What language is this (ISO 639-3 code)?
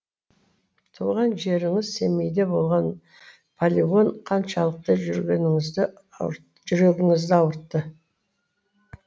kaz